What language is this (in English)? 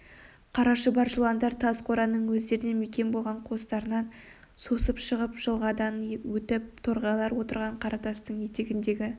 Kazakh